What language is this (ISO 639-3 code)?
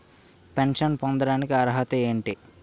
tel